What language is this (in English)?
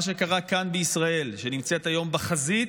Hebrew